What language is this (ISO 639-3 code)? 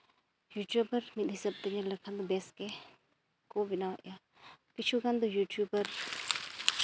sat